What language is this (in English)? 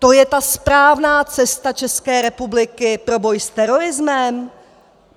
Czech